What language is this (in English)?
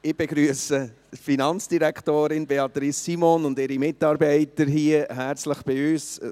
Swiss German